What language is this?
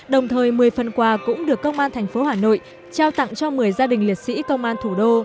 Vietnamese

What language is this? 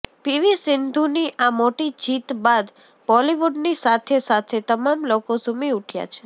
Gujarati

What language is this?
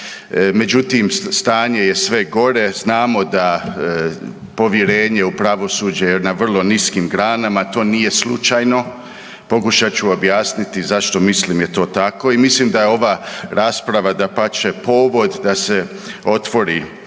Croatian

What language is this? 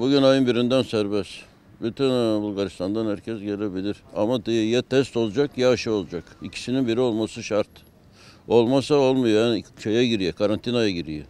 Turkish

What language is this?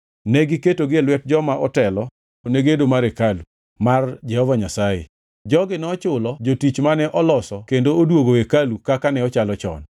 Luo (Kenya and Tanzania)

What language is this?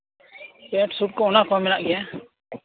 Santali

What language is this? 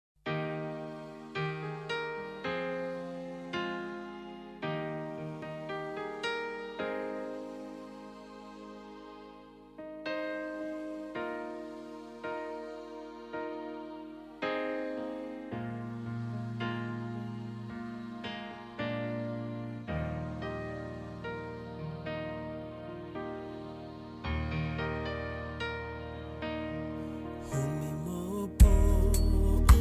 Thai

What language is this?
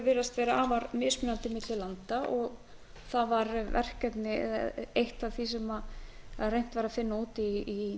Icelandic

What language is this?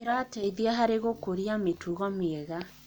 Kikuyu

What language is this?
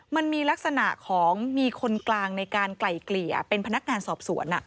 Thai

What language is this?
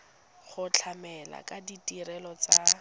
Tswana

